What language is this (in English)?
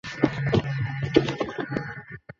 Swahili